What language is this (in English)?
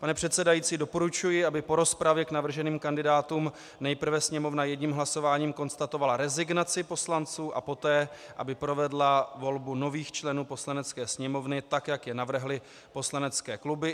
Czech